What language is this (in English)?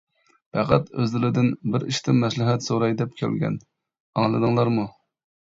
Uyghur